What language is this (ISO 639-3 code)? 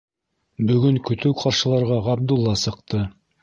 bak